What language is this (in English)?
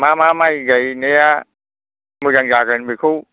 Bodo